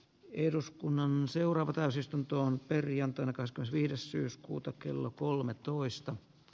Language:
Finnish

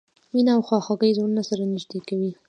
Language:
Pashto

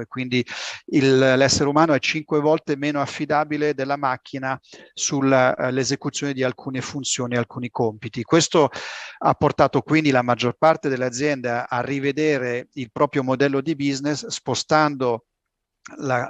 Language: Italian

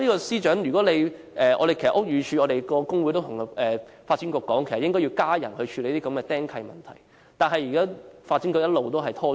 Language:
Cantonese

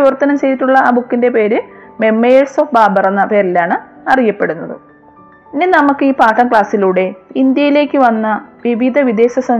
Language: Malayalam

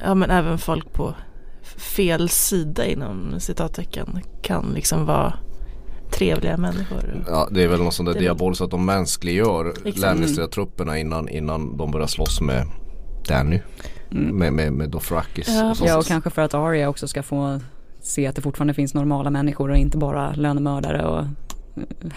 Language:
Swedish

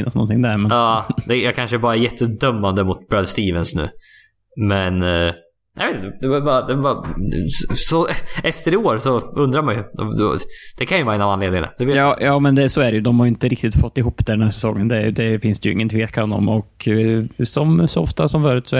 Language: Swedish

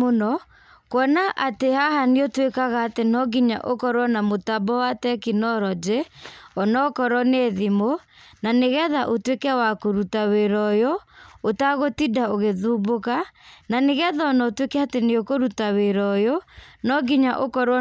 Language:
Kikuyu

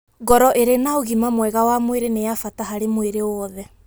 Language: Kikuyu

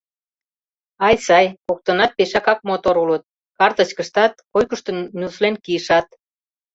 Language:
Mari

